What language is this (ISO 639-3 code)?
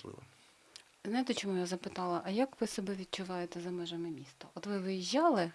ukr